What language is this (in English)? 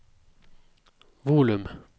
Norwegian